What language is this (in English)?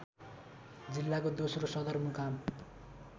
Nepali